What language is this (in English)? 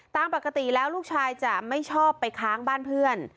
Thai